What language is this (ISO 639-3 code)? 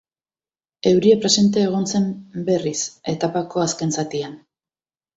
eus